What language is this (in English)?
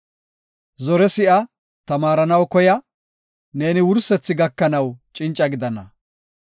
Gofa